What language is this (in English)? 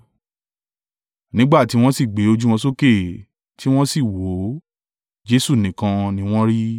Yoruba